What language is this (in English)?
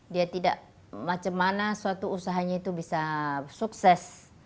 Indonesian